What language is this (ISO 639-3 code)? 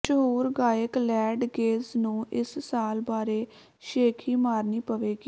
pan